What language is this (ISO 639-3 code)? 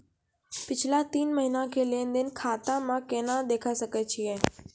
mai